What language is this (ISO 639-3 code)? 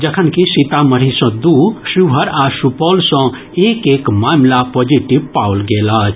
mai